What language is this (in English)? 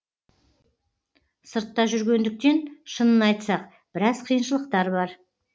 Kazakh